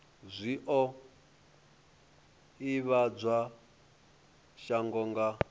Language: Venda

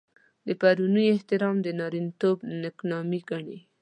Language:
Pashto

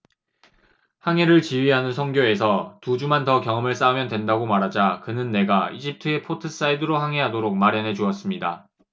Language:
Korean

